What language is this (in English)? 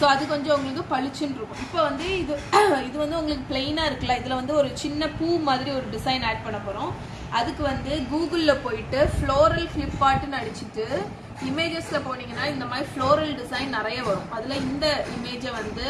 Tamil